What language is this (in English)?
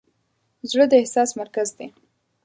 Pashto